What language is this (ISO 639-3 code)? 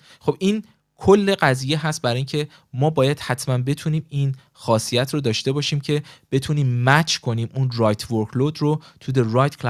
fas